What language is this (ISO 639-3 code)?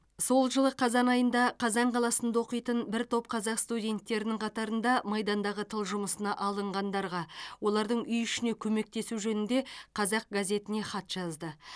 kaz